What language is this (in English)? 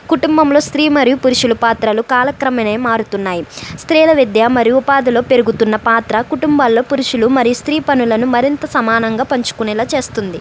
Telugu